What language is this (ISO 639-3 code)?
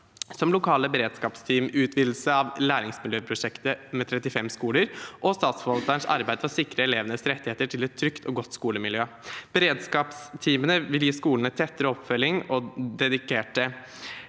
nor